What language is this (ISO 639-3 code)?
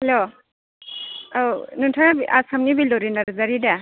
brx